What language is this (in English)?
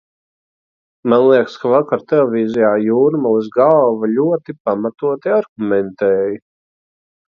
Latvian